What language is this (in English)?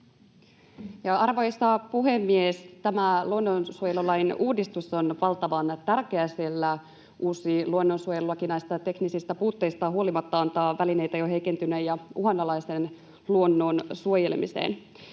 Finnish